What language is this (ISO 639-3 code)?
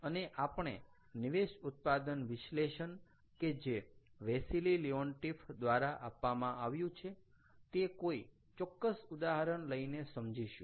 guj